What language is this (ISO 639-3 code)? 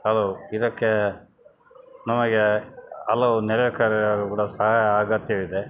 kan